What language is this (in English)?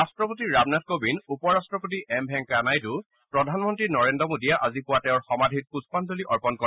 Assamese